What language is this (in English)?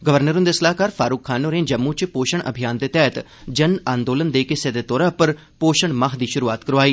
Dogri